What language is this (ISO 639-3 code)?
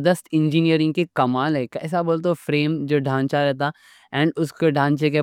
dcc